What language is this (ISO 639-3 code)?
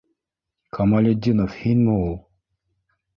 bak